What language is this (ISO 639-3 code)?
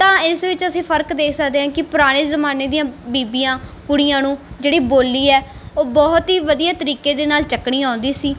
pan